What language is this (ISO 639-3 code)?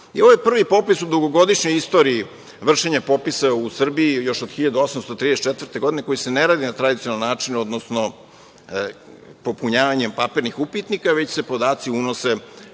srp